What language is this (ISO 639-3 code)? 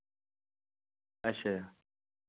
doi